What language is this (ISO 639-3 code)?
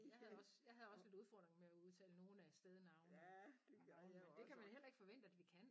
dan